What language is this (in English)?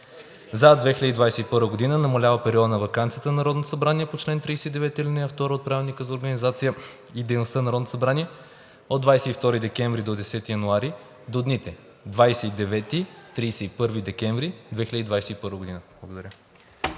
Bulgarian